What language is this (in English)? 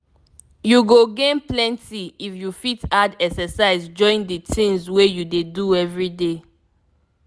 Nigerian Pidgin